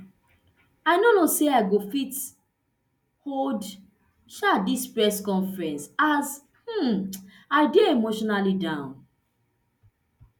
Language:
Nigerian Pidgin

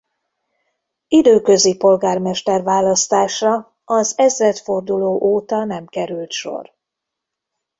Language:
Hungarian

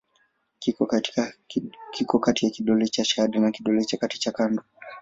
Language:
Swahili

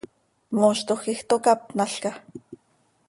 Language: Seri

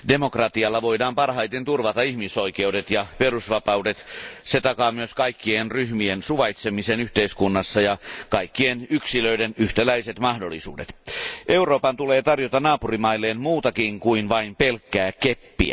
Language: Finnish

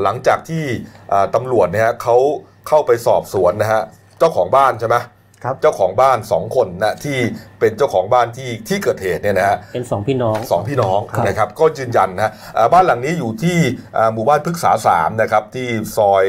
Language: Thai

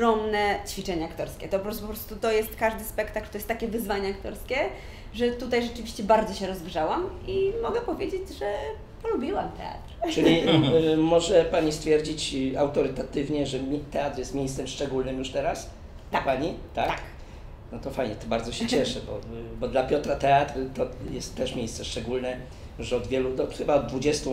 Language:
Polish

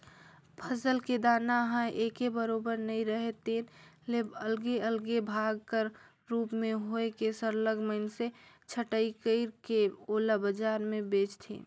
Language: Chhattisgarhi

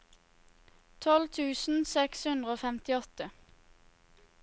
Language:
Norwegian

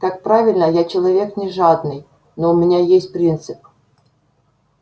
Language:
Russian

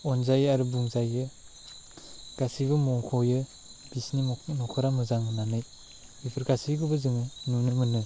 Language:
Bodo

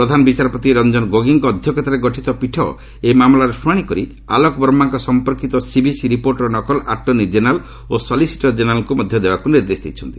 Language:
Odia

